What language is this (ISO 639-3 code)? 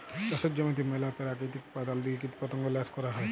ben